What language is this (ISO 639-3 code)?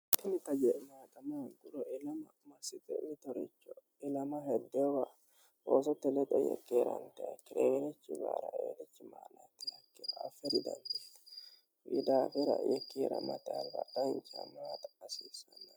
sid